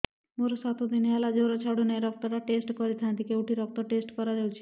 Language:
Odia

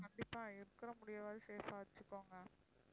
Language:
Tamil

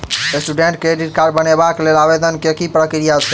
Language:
Maithili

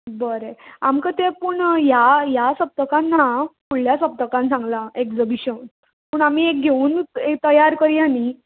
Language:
Konkani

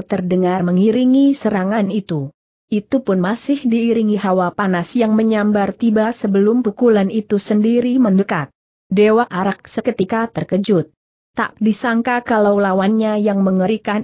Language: Indonesian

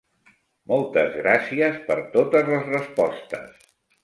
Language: Catalan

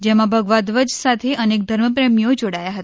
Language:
Gujarati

